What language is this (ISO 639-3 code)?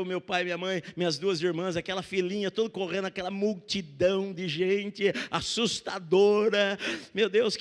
por